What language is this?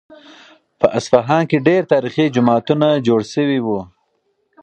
Pashto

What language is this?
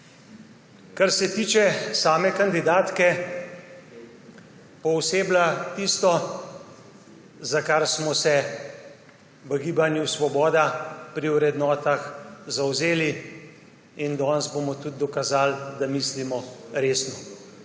Slovenian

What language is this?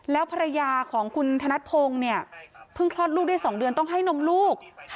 Thai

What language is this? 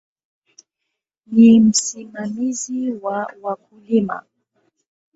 Swahili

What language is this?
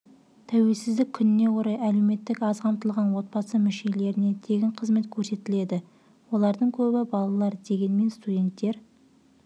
Kazakh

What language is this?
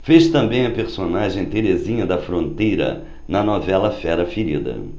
Portuguese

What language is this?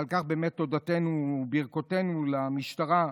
Hebrew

